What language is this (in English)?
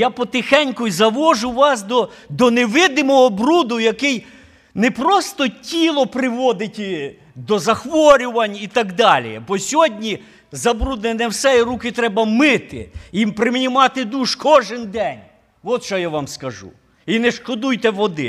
Ukrainian